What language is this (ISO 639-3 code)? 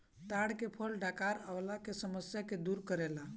bho